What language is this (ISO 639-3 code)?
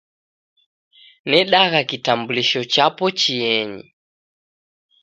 dav